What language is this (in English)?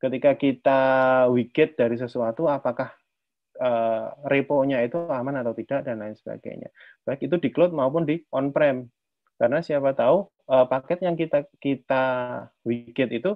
Indonesian